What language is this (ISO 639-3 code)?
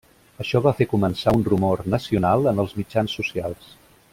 cat